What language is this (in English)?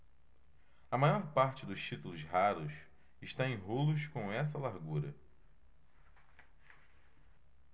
Portuguese